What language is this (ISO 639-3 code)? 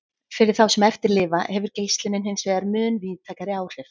isl